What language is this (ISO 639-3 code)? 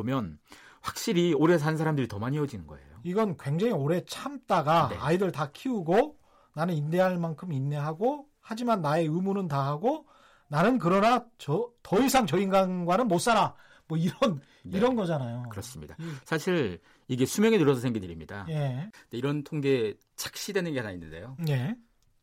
kor